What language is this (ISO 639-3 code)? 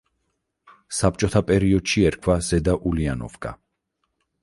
kat